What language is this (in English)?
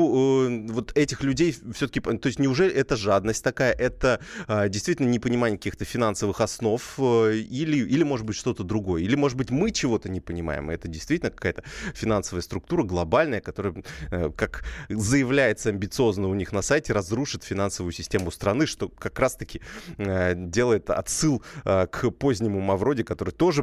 Russian